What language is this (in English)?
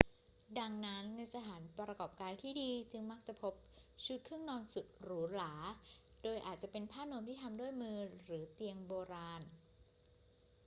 Thai